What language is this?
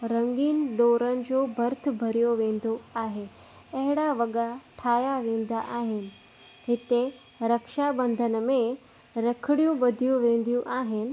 Sindhi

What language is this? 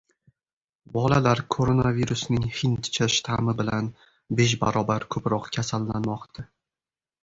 Uzbek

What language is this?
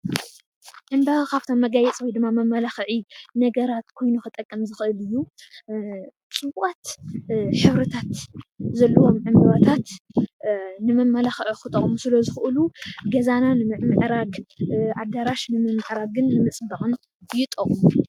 Tigrinya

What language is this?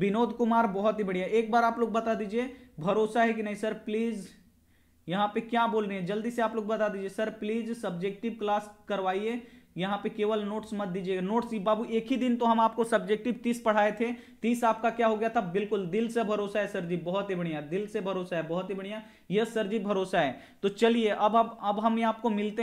Hindi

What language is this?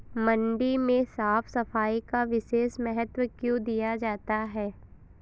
Hindi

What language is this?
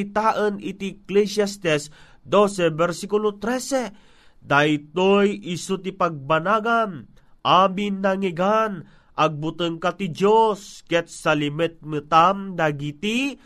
Filipino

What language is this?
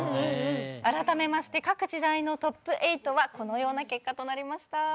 Japanese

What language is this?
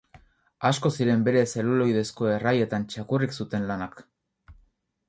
Basque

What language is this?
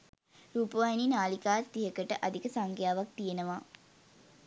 Sinhala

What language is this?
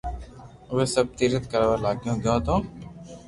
Loarki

